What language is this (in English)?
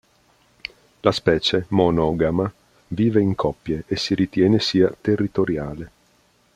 Italian